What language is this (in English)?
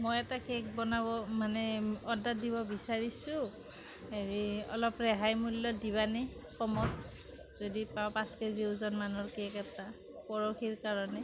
Assamese